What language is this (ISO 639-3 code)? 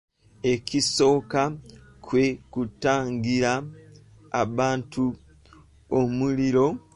lug